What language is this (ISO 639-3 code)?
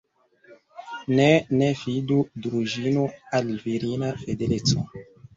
epo